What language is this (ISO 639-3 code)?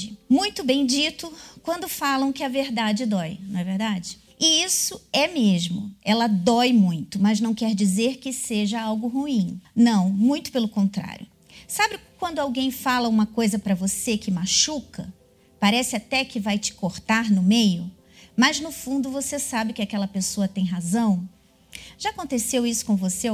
por